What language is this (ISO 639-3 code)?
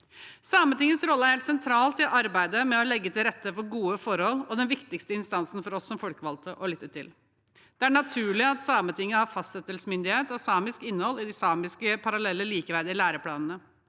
nor